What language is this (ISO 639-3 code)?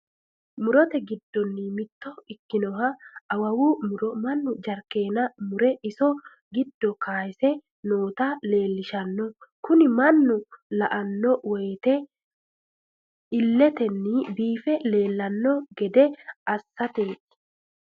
sid